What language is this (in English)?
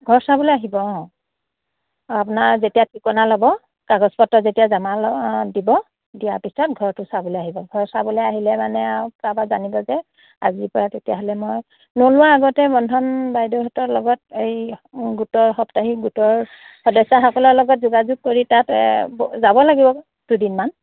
Assamese